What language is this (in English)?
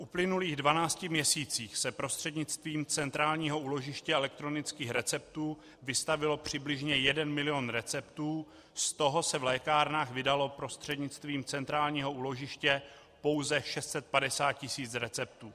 Czech